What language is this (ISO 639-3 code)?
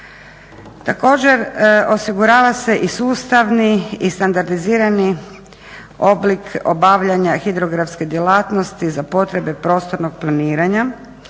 hrv